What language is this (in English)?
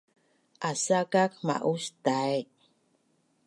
Bunun